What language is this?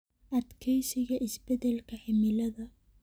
Somali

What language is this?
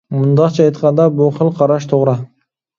Uyghur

